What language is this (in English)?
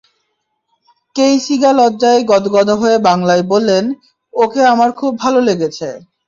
Bangla